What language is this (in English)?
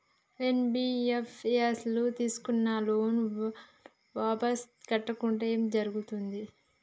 Telugu